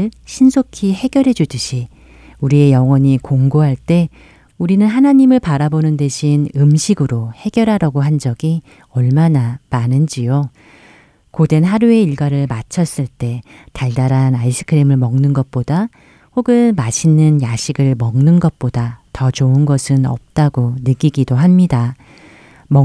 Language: Korean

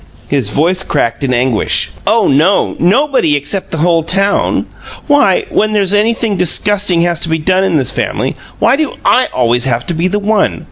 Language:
English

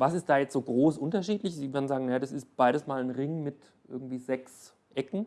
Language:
German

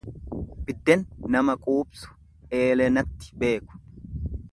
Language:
Oromo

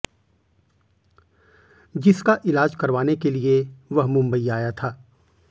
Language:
Hindi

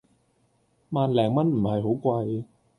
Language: Cantonese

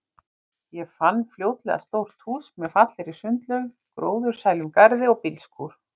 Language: Icelandic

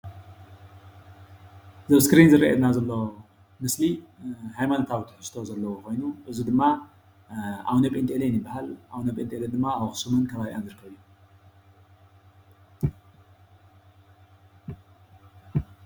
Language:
Tigrinya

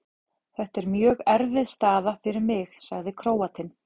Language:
Icelandic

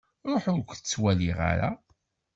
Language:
Kabyle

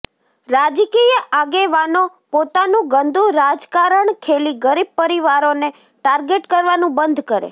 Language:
Gujarati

